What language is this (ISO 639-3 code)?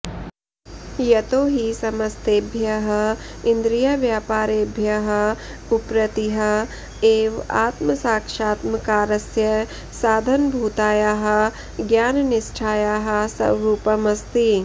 san